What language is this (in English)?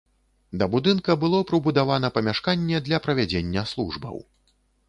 Belarusian